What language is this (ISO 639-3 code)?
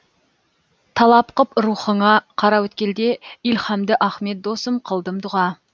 kaz